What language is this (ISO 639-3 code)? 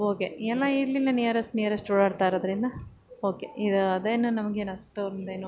kan